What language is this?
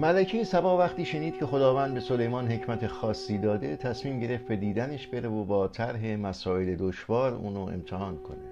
Persian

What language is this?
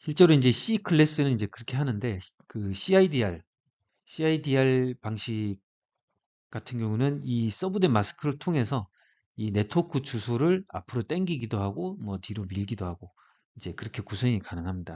Korean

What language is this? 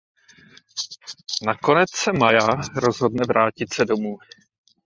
Czech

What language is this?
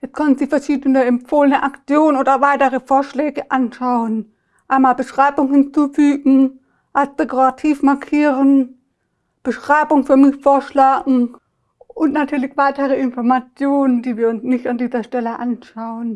German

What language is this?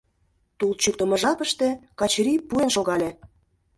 Mari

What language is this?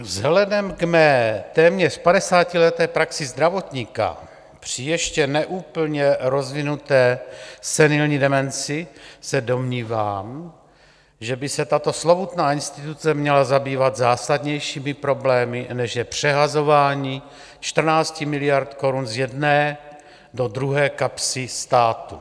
Czech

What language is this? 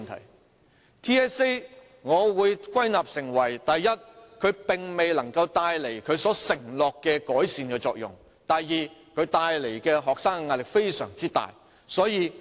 Cantonese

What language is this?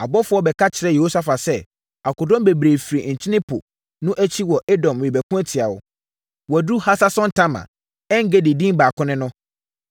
Akan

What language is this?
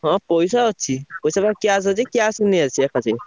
Odia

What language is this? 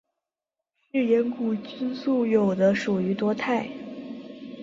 Chinese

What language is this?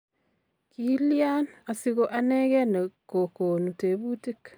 Kalenjin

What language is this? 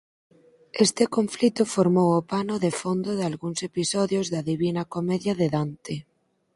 Galician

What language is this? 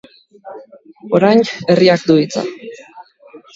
Basque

